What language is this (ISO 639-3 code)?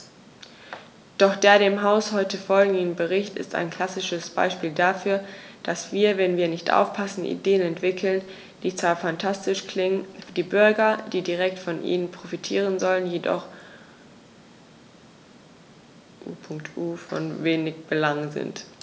deu